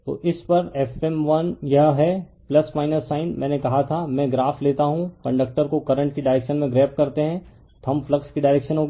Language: Hindi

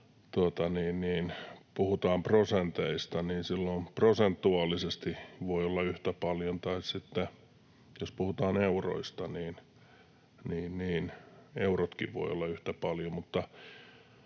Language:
Finnish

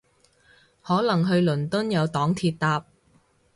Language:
Cantonese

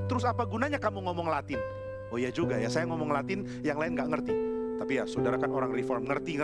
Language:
Indonesian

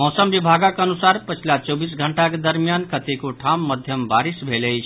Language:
Maithili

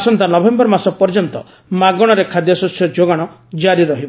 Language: Odia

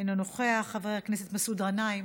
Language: Hebrew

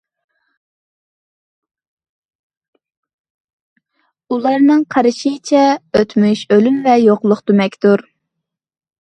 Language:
Uyghur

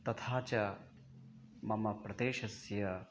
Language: Sanskrit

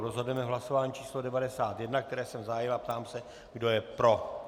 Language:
Czech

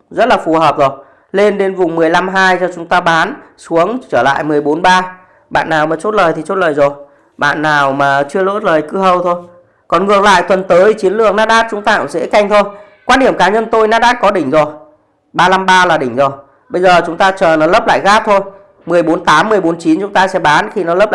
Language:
Vietnamese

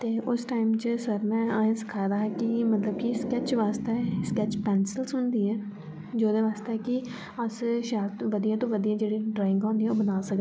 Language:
Dogri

